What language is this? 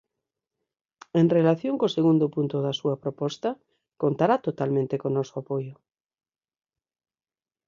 Galician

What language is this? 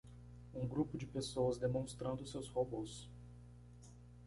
Portuguese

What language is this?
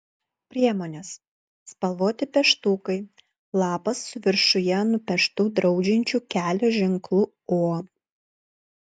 Lithuanian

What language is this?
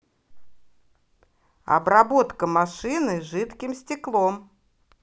Russian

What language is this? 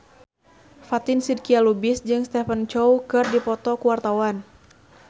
Sundanese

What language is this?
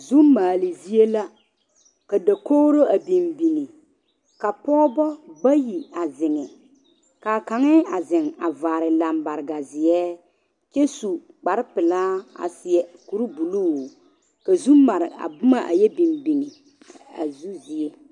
Southern Dagaare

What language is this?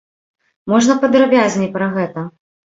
Belarusian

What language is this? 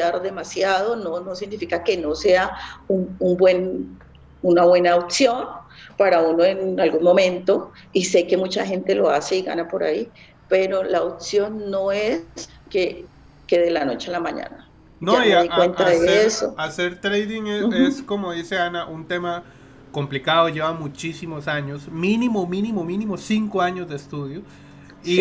Spanish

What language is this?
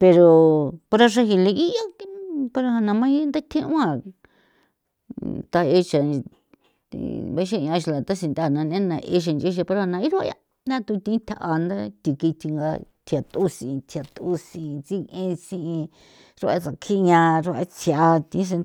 San Felipe Otlaltepec Popoloca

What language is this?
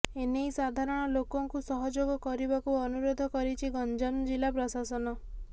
Odia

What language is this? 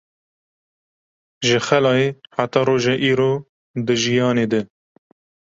Kurdish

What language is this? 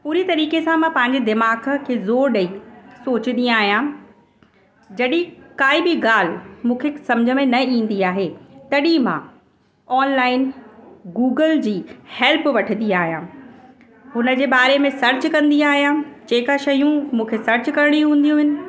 Sindhi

